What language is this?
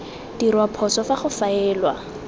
Tswana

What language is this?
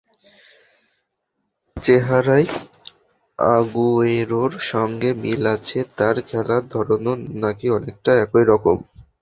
Bangla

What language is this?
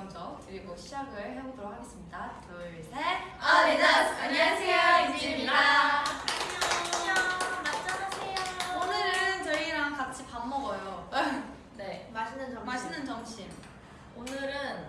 Korean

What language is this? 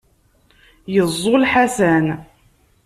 Kabyle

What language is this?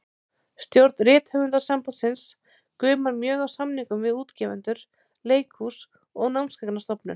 Icelandic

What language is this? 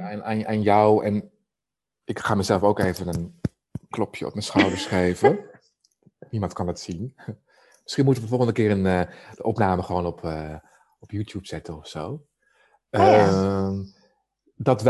Dutch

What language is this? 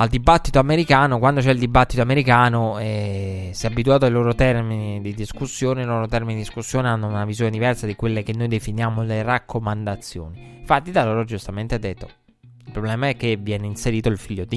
Italian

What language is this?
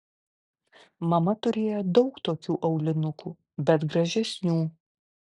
Lithuanian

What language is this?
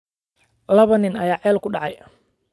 Somali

